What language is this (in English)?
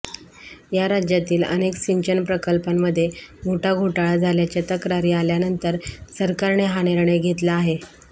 Marathi